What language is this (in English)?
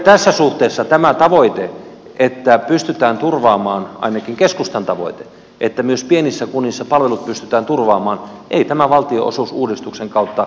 Finnish